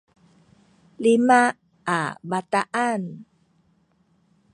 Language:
Sakizaya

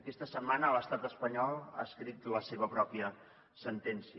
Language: Catalan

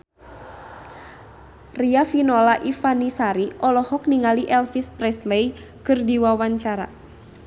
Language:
Sundanese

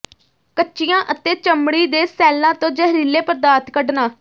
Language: Punjabi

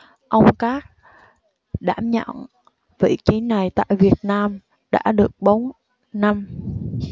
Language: Vietnamese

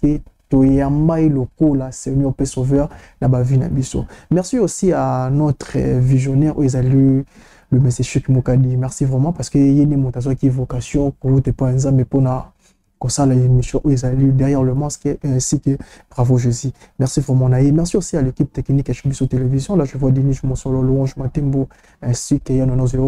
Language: French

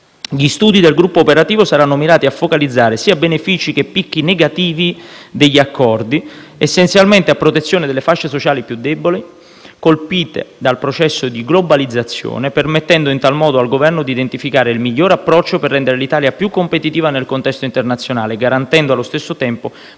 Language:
Italian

